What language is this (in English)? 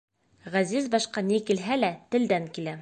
Bashkir